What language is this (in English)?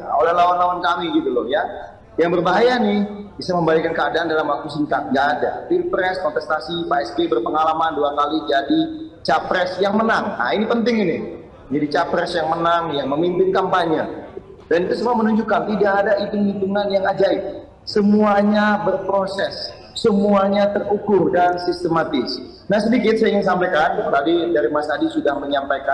Indonesian